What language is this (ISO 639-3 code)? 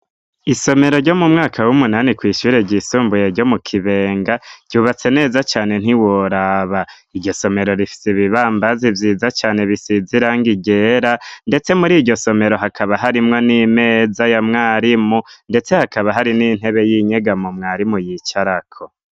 run